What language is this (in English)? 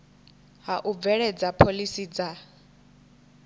Venda